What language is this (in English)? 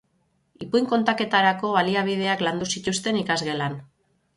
Basque